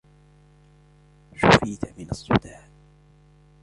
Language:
Arabic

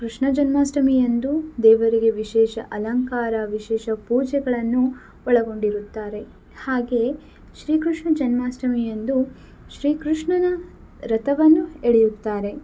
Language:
Kannada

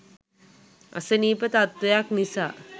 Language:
Sinhala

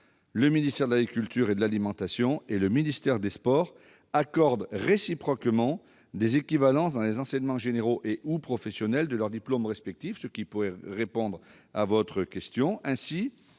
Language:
French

